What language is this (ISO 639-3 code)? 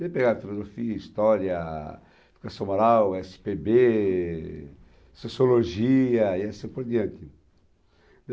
por